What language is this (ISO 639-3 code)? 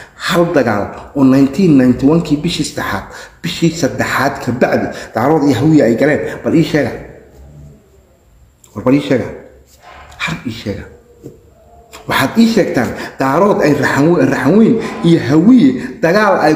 ara